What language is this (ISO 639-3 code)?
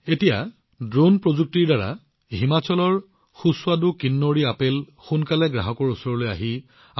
asm